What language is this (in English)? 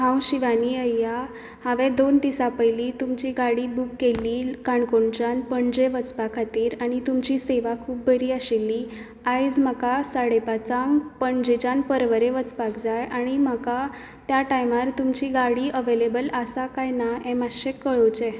Konkani